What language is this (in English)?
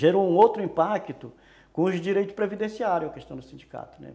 Portuguese